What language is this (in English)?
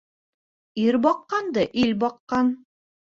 Bashkir